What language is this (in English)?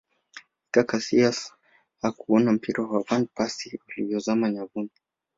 Swahili